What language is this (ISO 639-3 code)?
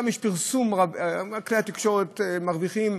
heb